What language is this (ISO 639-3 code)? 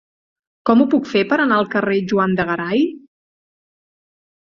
cat